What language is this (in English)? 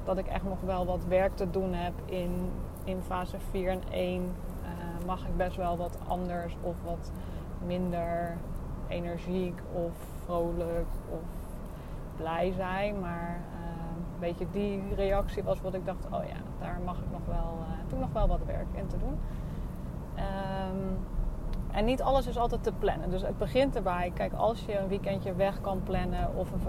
Dutch